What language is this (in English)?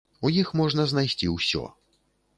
Belarusian